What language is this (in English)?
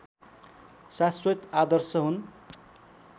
Nepali